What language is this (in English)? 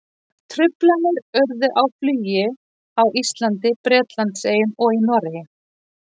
Icelandic